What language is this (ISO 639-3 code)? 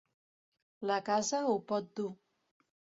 cat